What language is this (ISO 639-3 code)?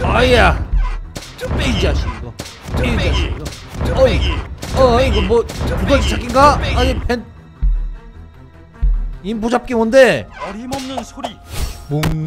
kor